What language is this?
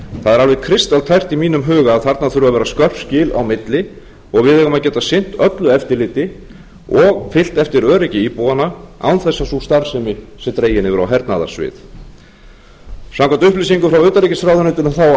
Icelandic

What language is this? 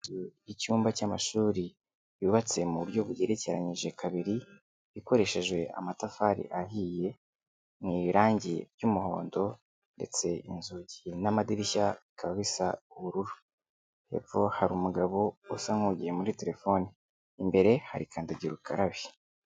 Kinyarwanda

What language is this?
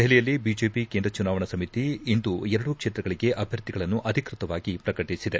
Kannada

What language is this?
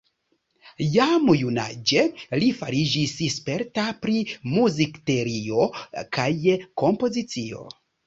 Esperanto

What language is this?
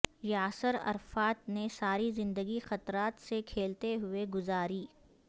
Urdu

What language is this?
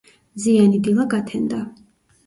Georgian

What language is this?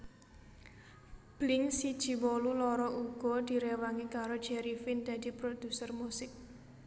Javanese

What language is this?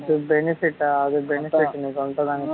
Tamil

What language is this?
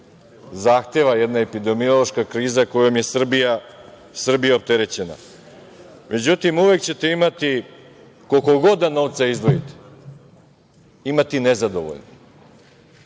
Serbian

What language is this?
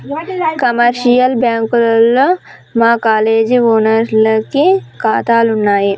Telugu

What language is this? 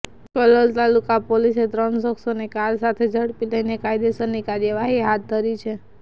Gujarati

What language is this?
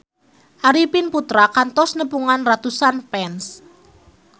Sundanese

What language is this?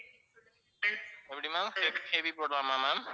Tamil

